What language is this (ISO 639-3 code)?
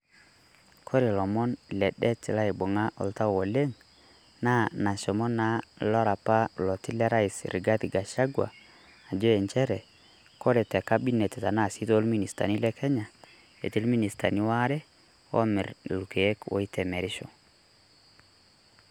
mas